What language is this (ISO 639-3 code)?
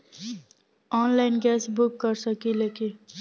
bho